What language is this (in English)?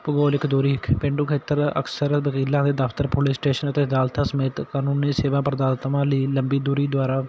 Punjabi